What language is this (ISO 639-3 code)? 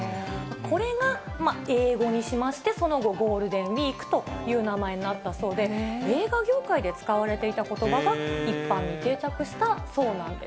jpn